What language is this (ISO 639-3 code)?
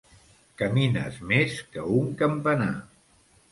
cat